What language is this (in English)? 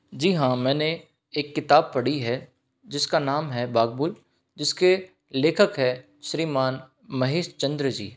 Hindi